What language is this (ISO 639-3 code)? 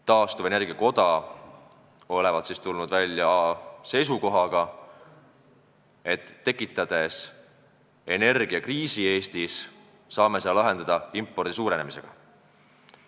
est